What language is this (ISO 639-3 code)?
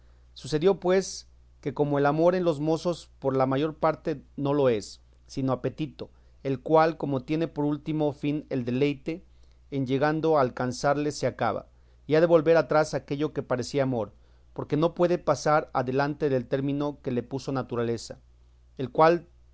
spa